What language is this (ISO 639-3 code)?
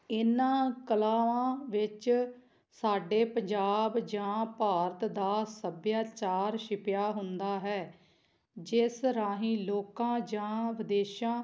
pan